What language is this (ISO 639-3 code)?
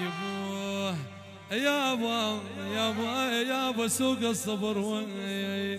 ara